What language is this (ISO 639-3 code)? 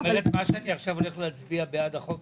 heb